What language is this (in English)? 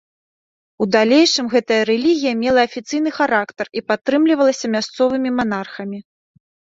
Belarusian